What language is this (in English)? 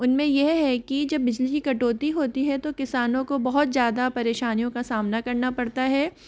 Hindi